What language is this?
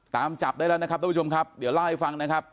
Thai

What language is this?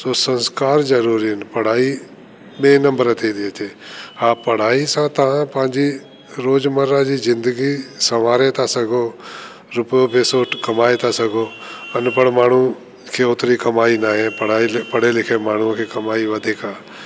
Sindhi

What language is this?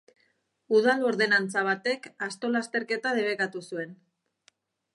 Basque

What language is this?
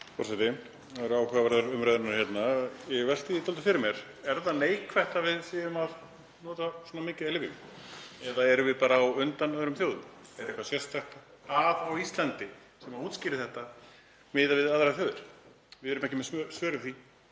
Icelandic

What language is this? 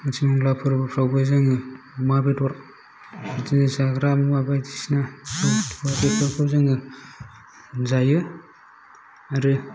Bodo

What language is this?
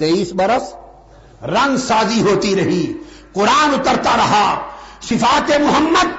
Urdu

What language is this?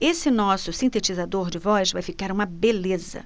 Portuguese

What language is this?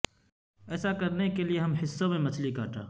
Urdu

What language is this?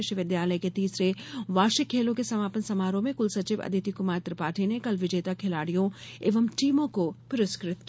Hindi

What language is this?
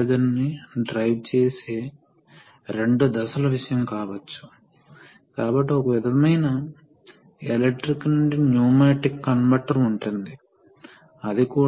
Telugu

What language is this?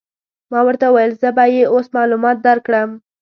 Pashto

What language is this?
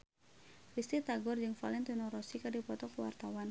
Sundanese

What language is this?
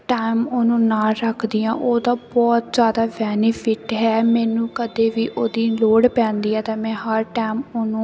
Punjabi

